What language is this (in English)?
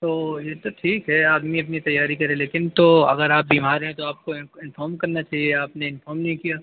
Urdu